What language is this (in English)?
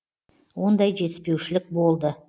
Kazakh